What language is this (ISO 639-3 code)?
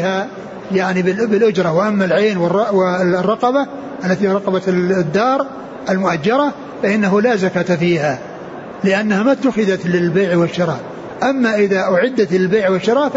ara